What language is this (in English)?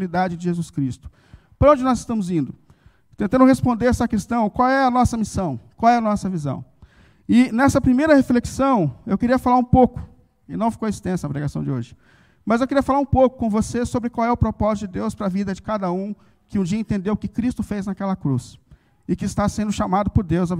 Portuguese